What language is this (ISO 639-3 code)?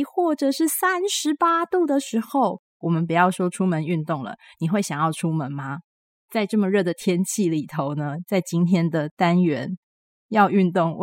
zho